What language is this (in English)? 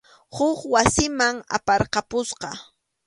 Arequipa-La Unión Quechua